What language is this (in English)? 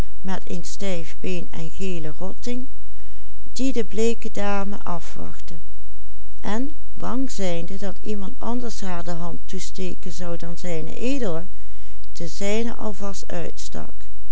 Dutch